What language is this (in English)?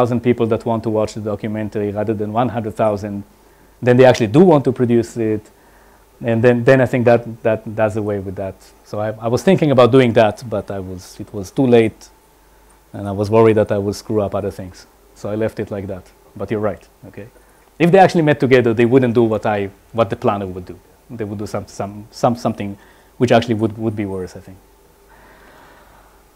English